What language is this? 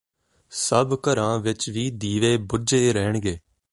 Punjabi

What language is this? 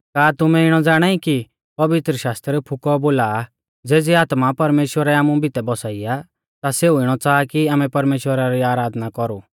Mahasu Pahari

